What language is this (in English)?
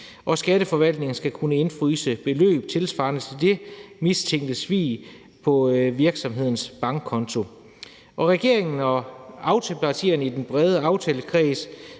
Danish